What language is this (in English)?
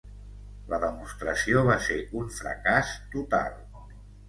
Catalan